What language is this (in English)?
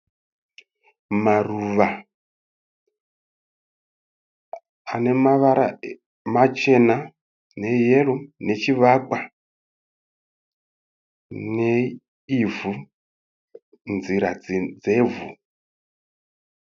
Shona